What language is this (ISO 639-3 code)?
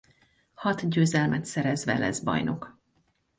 hun